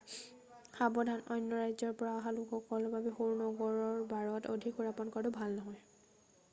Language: Assamese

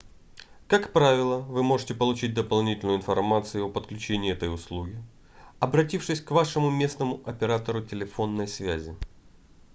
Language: Russian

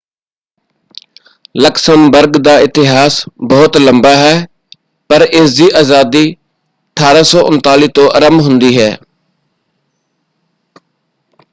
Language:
Punjabi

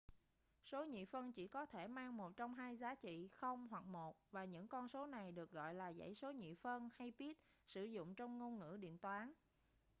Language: Vietnamese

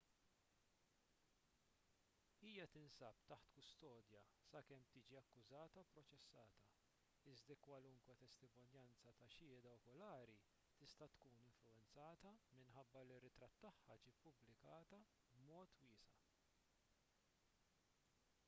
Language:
Maltese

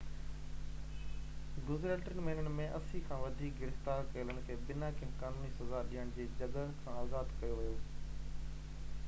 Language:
Sindhi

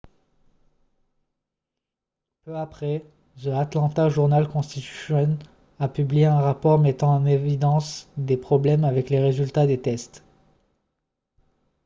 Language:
French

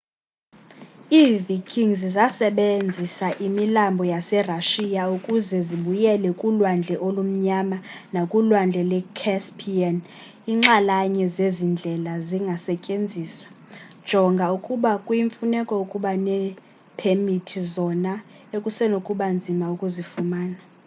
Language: Xhosa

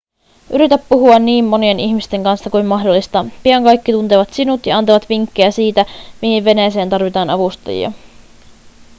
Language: Finnish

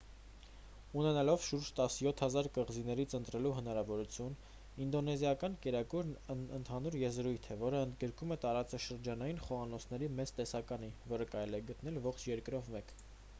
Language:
Armenian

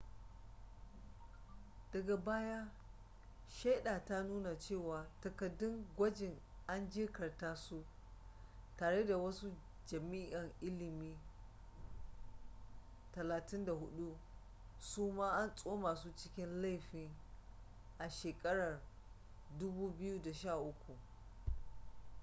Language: Hausa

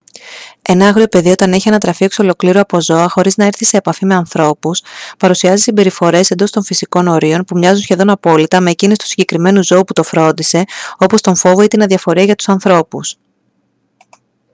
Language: Greek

